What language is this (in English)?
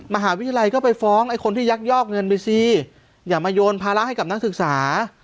Thai